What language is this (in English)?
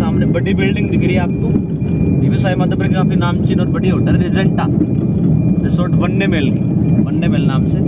Hindi